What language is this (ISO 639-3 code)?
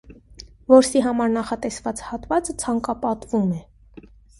hye